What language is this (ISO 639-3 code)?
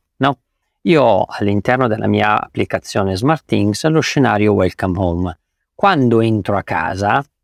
ita